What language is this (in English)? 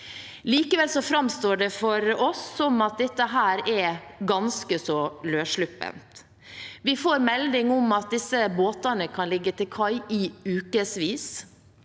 Norwegian